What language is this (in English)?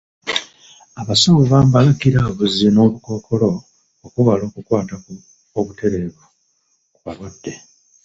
Ganda